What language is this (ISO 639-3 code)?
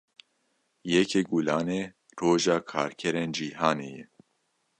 kur